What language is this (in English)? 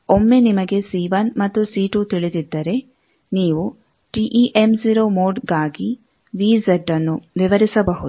Kannada